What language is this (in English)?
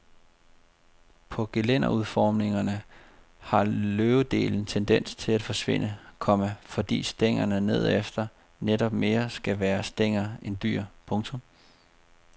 Danish